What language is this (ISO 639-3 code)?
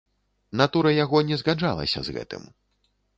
bel